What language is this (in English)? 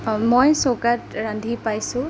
Assamese